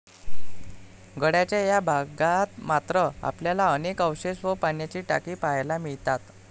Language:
Marathi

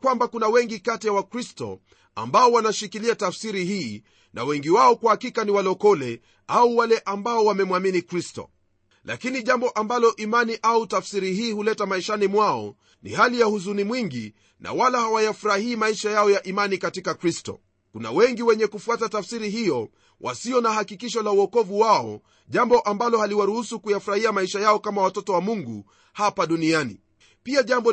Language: Swahili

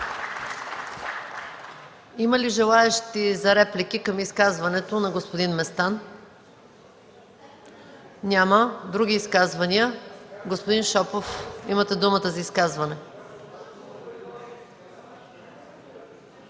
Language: Bulgarian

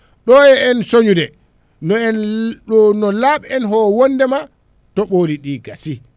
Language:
Fula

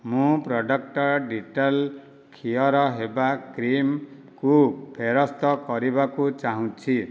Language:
Odia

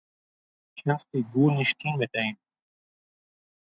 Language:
Yiddish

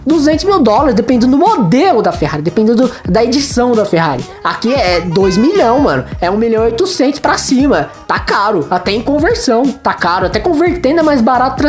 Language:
Portuguese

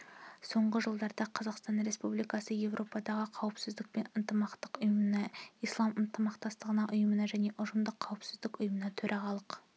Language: Kazakh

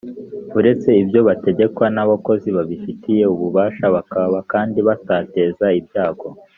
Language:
Kinyarwanda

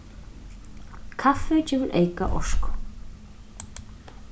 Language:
Faroese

